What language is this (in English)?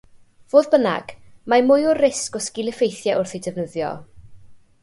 Welsh